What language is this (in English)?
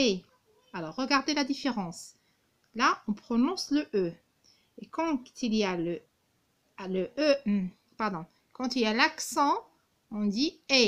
French